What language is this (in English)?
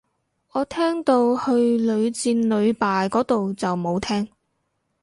Cantonese